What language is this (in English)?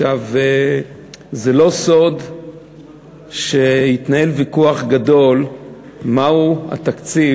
Hebrew